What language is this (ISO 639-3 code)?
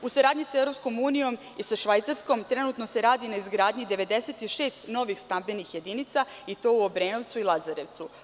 srp